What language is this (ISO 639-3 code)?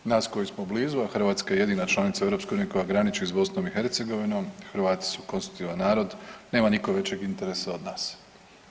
hrv